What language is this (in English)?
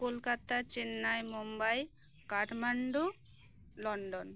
Santali